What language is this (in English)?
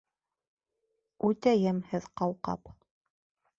Bashkir